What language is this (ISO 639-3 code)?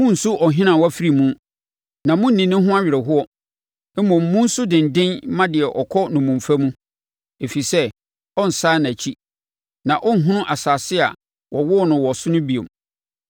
aka